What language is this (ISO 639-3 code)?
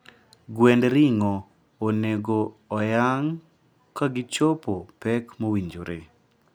luo